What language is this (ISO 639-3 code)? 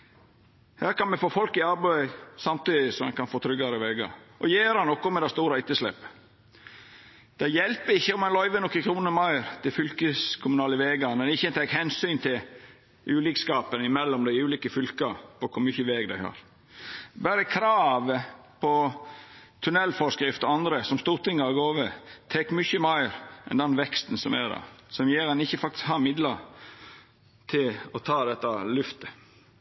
nno